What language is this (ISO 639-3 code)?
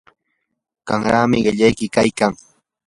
qur